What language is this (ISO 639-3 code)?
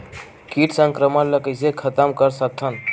hne